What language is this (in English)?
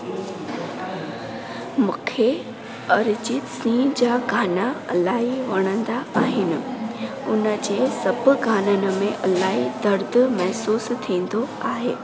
Sindhi